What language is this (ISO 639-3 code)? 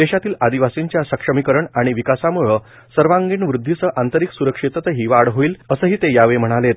mar